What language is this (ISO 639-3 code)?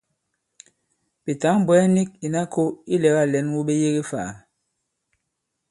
abb